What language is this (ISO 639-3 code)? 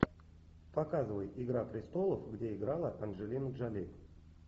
rus